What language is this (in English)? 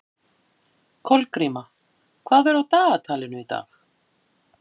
Icelandic